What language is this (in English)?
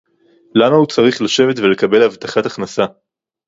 Hebrew